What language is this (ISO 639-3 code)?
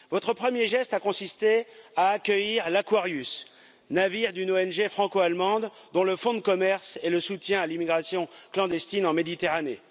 fra